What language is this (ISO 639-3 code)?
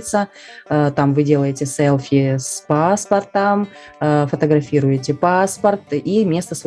rus